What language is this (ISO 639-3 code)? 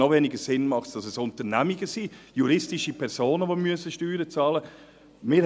gsw